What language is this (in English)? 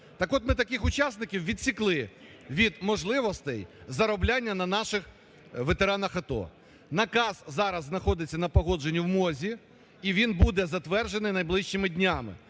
Ukrainian